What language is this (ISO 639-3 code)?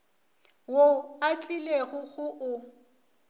nso